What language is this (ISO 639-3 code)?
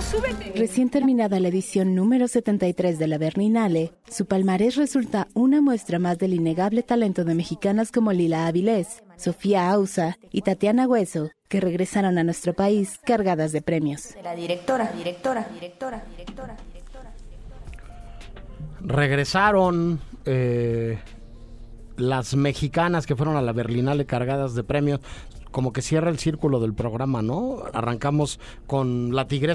spa